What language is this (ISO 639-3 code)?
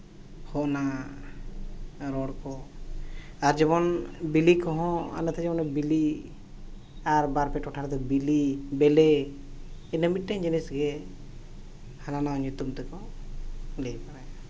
sat